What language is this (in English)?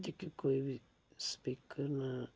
Dogri